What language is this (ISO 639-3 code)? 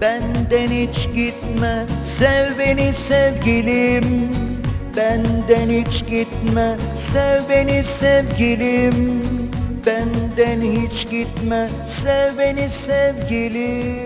tur